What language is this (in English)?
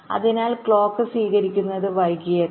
Malayalam